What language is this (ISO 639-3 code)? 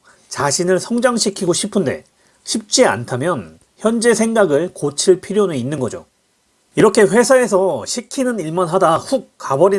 kor